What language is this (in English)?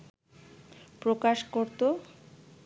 Bangla